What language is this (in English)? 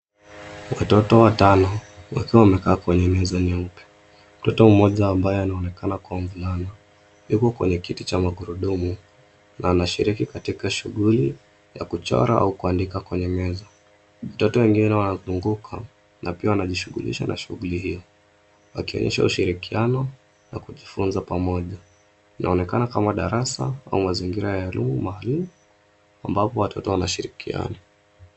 Swahili